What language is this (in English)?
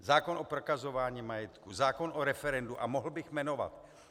Czech